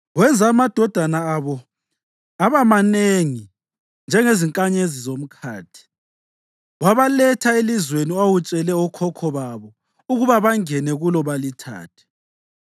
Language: North Ndebele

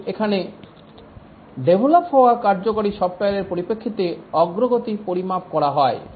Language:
Bangla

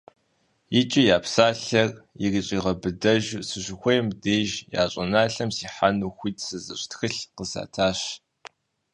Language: Kabardian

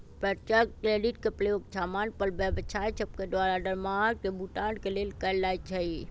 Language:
Magahi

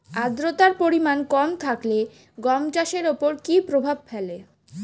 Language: Bangla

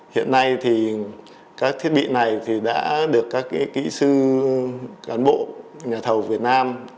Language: Vietnamese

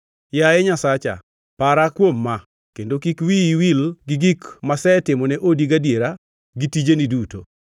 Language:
Luo (Kenya and Tanzania)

